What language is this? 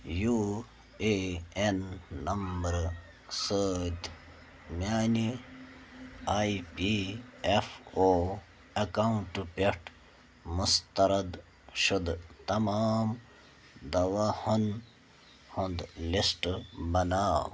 Kashmiri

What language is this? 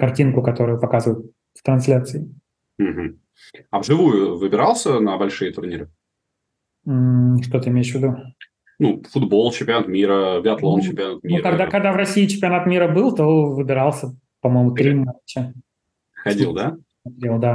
Russian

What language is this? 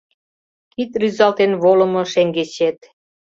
Mari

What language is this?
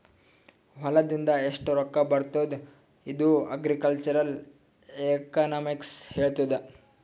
Kannada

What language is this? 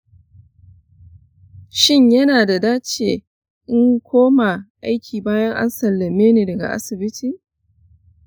Hausa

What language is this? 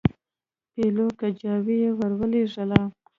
Pashto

